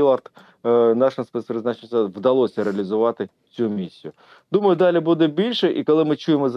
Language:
Ukrainian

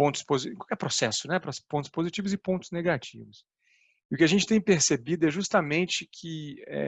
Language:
Portuguese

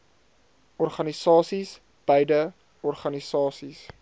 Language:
Afrikaans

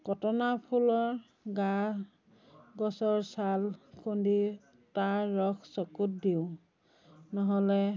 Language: Assamese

